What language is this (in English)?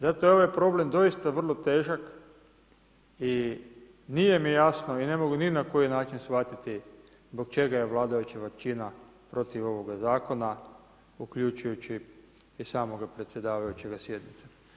Croatian